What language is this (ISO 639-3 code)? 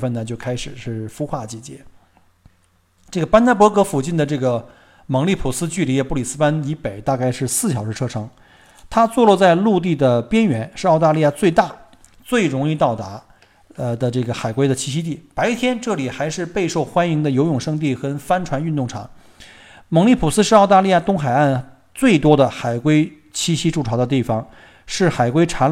zho